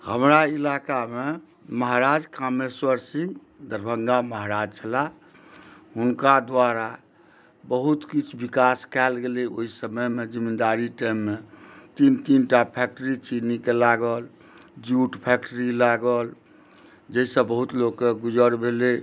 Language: Maithili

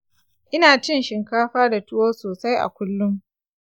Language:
Hausa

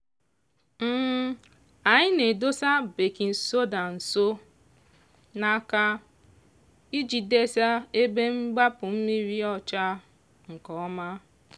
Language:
Igbo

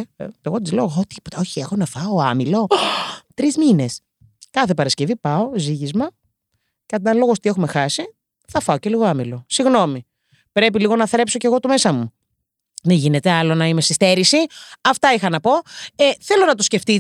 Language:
Greek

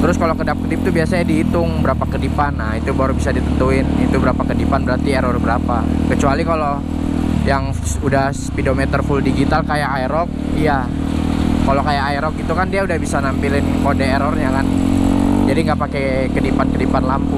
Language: Indonesian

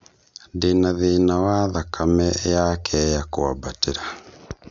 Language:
Kikuyu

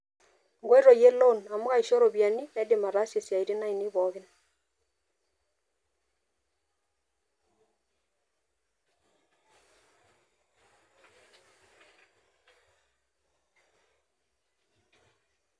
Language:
Masai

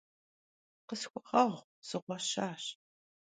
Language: Kabardian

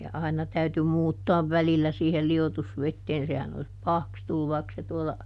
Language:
Finnish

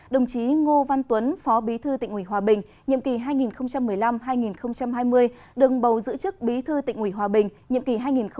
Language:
Vietnamese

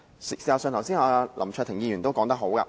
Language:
Cantonese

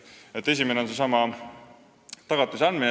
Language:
Estonian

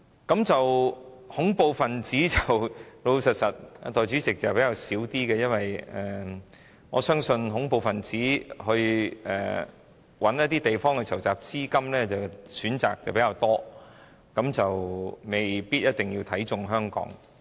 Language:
Cantonese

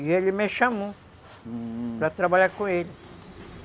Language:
Portuguese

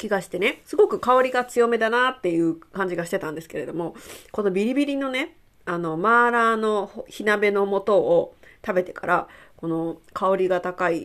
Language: Japanese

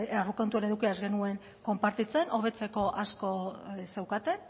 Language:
Basque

